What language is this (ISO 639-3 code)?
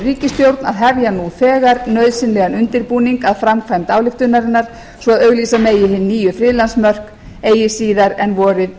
isl